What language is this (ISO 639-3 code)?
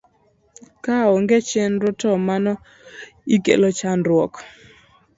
luo